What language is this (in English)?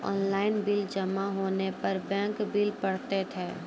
Maithili